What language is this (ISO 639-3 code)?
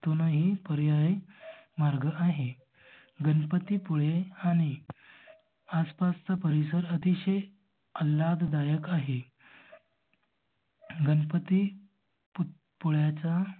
mar